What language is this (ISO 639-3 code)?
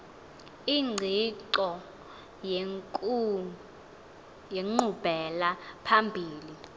xho